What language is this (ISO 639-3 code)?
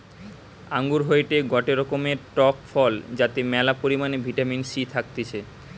ben